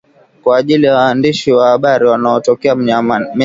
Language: Swahili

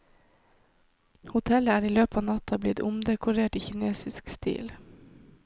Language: Norwegian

